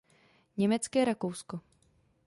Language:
Czech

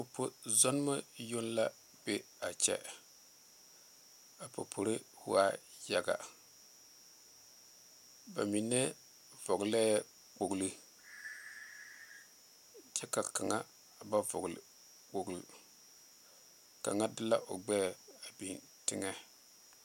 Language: Southern Dagaare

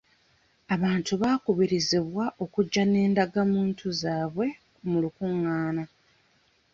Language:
Ganda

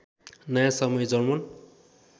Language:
Nepali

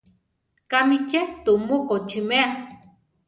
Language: Central Tarahumara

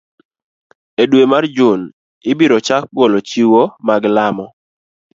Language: Luo (Kenya and Tanzania)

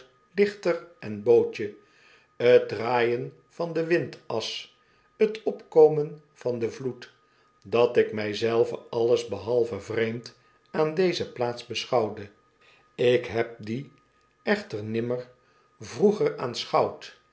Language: Dutch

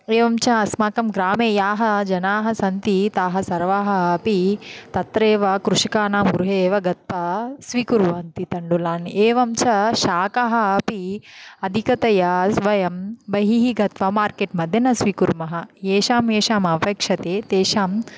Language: Sanskrit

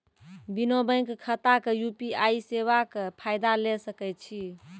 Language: Maithili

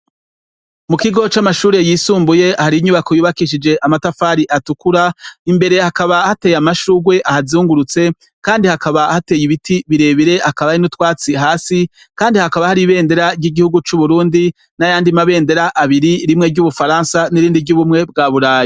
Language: Rundi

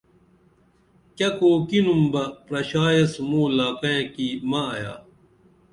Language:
Dameli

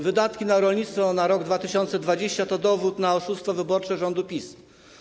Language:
Polish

